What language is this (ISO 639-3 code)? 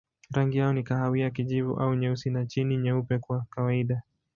swa